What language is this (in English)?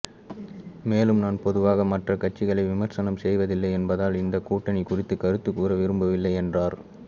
Tamil